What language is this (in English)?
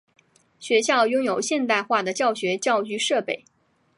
Chinese